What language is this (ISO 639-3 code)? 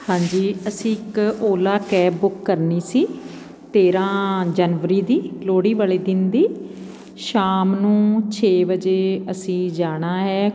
pan